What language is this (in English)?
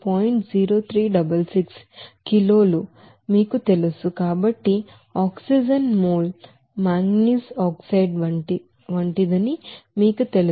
Telugu